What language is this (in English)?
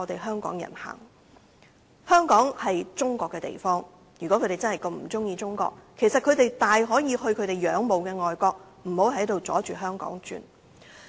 Cantonese